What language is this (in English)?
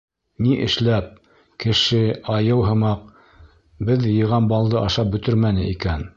Bashkir